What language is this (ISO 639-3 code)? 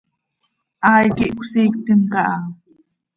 sei